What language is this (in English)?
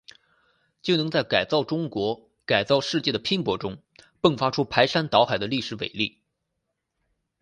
Chinese